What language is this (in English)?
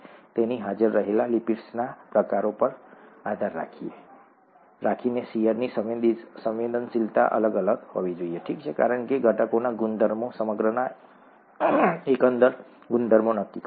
Gujarati